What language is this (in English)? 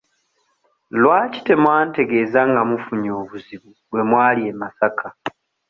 Ganda